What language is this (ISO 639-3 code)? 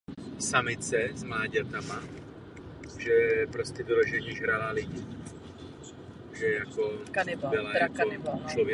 ces